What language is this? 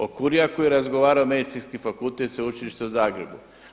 Croatian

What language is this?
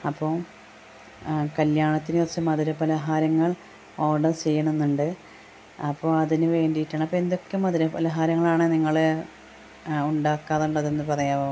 Malayalam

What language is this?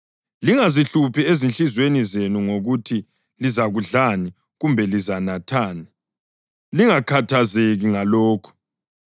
North Ndebele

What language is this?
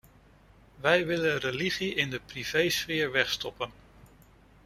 Dutch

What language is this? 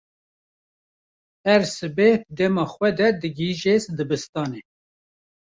Kurdish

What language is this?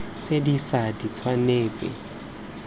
Tswana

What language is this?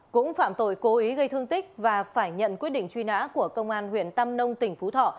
Vietnamese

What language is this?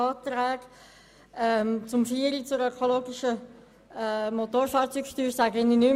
Swiss German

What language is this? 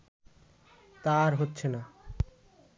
Bangla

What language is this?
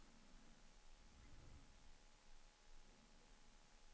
Swedish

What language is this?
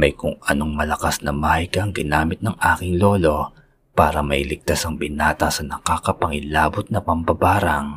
Filipino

